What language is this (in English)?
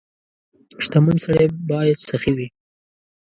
Pashto